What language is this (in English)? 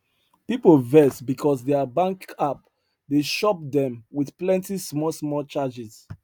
Nigerian Pidgin